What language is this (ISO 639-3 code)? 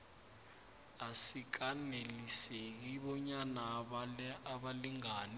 nbl